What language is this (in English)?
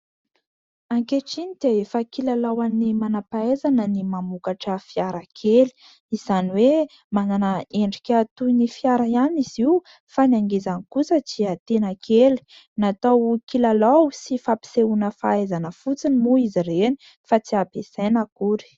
Malagasy